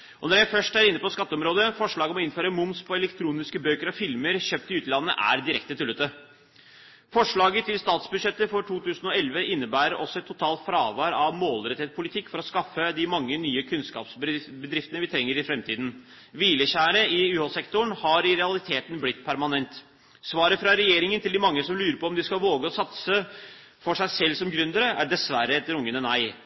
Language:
Norwegian Bokmål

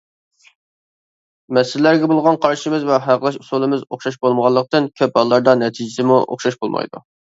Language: Uyghur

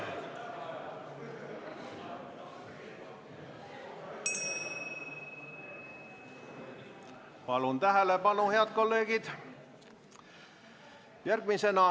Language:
Estonian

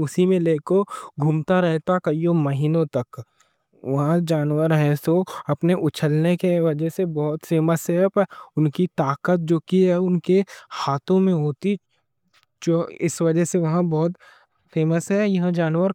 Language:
Deccan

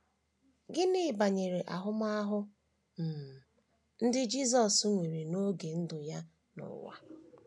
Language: Igbo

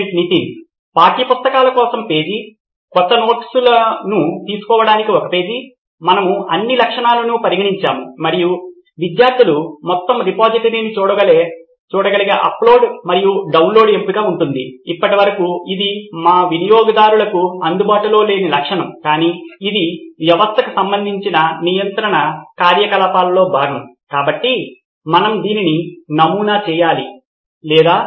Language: Telugu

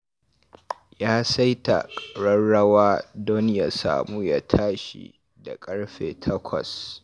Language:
Hausa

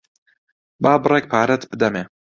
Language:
Central Kurdish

